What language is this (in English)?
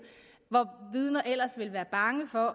Danish